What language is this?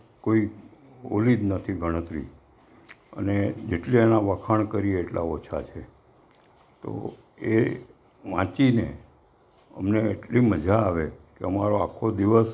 Gujarati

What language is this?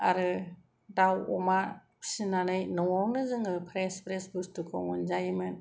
Bodo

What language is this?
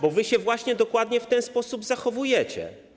Polish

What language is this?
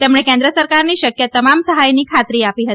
Gujarati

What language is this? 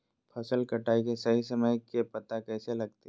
Magahi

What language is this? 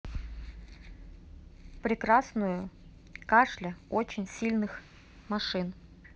Russian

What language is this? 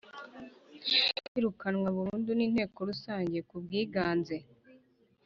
Kinyarwanda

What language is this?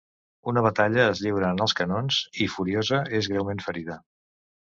Catalan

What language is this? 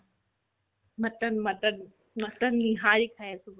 Assamese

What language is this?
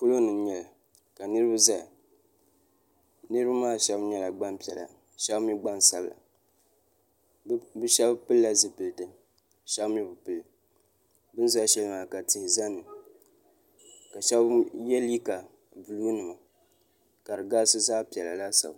Dagbani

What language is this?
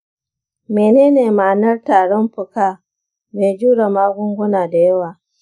Hausa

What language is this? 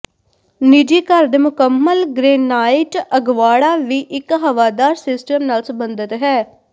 Punjabi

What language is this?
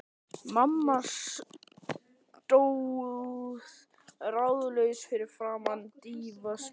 Icelandic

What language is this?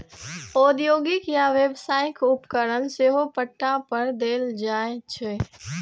Maithili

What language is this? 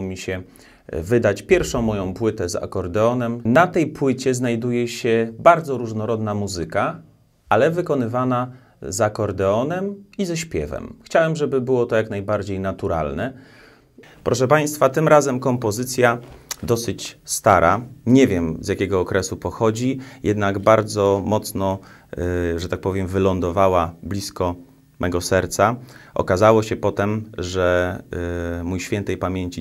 Polish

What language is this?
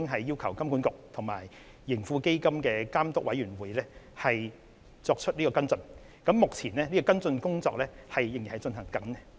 Cantonese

